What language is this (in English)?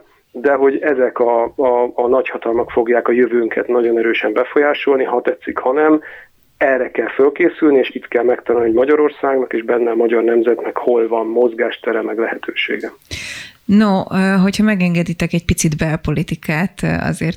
Hungarian